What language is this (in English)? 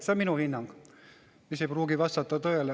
Estonian